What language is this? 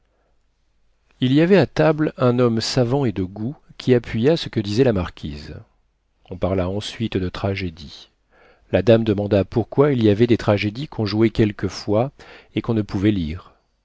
French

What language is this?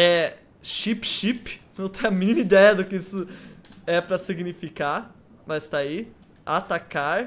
Portuguese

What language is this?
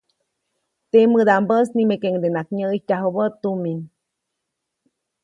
Copainalá Zoque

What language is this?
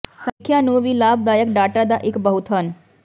Punjabi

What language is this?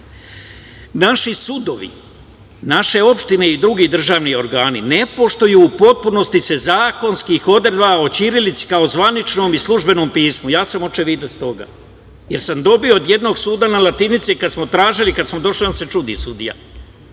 Serbian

